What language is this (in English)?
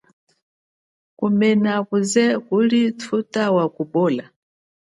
Chokwe